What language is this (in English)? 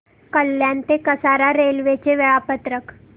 Marathi